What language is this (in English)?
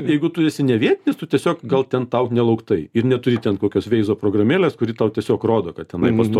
Lithuanian